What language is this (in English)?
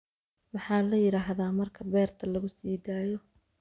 Somali